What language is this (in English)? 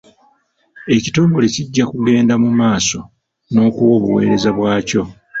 Ganda